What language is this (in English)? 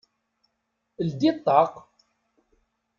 Kabyle